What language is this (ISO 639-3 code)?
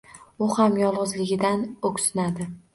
uzb